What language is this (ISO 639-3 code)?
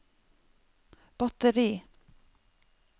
nor